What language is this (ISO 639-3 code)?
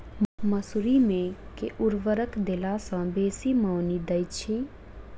mai